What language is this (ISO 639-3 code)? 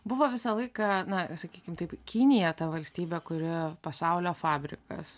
lit